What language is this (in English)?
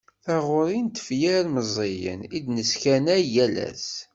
Kabyle